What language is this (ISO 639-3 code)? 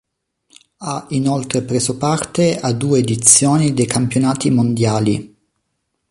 ita